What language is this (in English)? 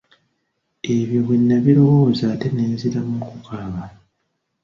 Ganda